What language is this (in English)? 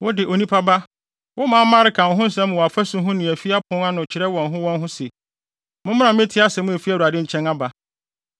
Akan